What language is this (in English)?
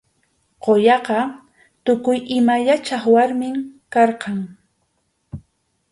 Arequipa-La Unión Quechua